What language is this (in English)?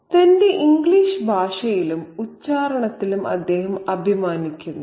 Malayalam